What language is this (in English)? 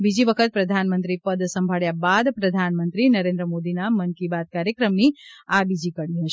Gujarati